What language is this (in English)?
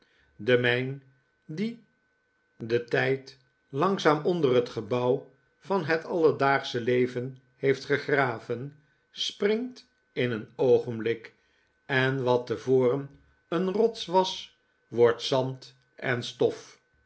Dutch